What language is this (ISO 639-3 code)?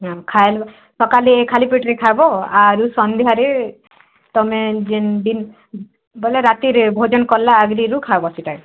ori